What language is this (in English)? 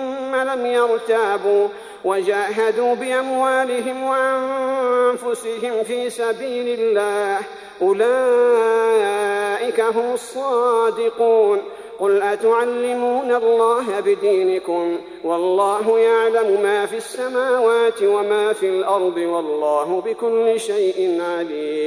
Arabic